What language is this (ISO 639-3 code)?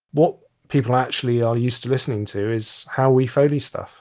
eng